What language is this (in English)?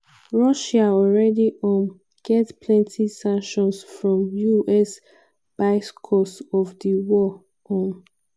Nigerian Pidgin